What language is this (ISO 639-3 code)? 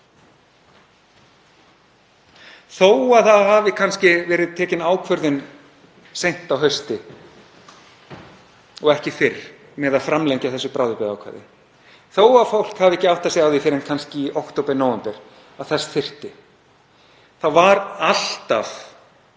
isl